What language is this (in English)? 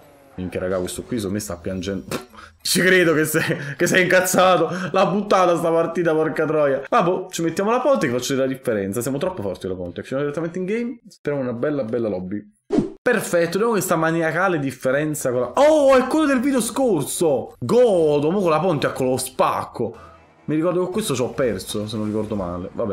Italian